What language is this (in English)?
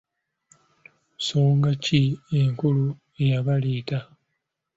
Ganda